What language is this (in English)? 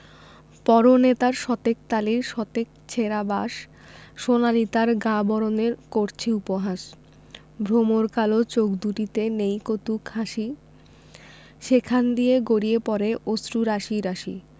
Bangla